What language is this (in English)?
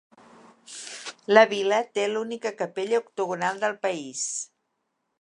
Catalan